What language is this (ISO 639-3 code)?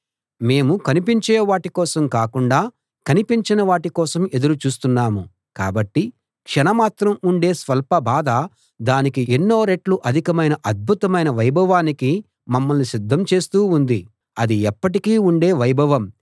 tel